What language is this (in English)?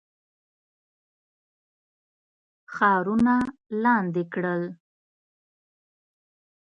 Pashto